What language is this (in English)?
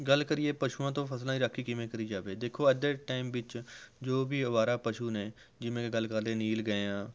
Punjabi